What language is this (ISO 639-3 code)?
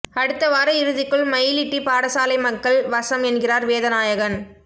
tam